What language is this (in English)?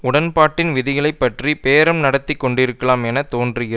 Tamil